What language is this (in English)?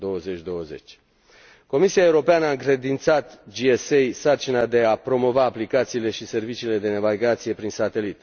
Romanian